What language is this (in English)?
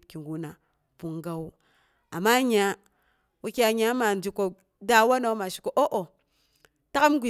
Boghom